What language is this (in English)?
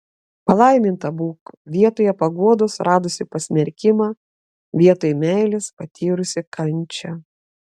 Lithuanian